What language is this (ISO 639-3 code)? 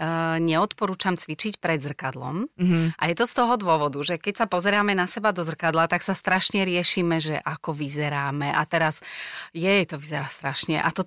slk